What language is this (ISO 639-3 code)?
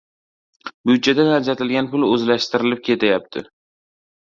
uzb